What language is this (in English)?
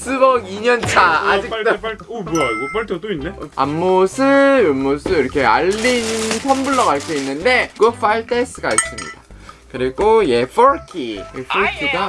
Korean